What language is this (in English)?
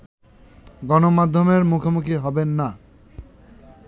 Bangla